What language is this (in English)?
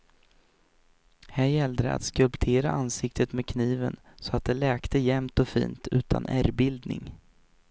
Swedish